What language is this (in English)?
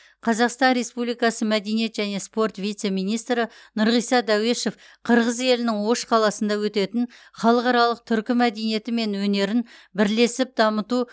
Kazakh